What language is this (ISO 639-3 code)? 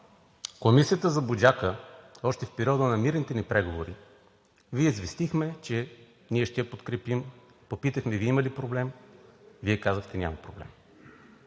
bul